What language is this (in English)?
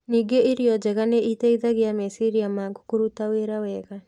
Kikuyu